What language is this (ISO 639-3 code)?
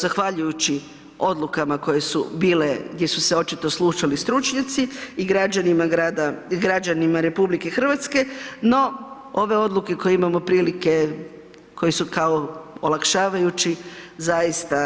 hrv